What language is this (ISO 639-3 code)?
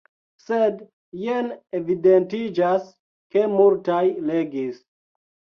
epo